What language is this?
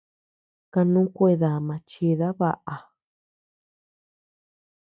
Tepeuxila Cuicatec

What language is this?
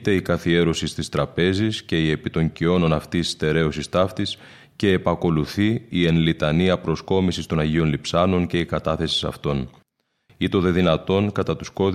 Greek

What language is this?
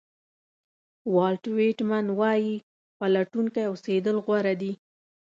Pashto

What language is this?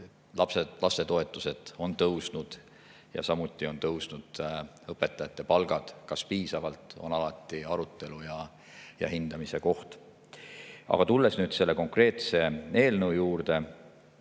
Estonian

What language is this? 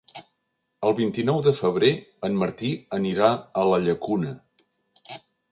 Catalan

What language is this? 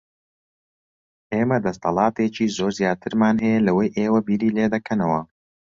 Central Kurdish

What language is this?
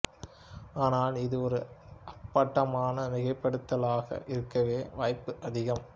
Tamil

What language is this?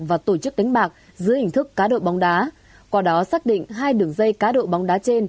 Vietnamese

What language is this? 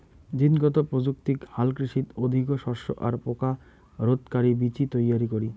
Bangla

